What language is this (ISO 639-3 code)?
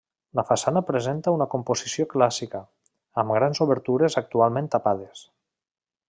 cat